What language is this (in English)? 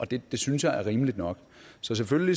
Danish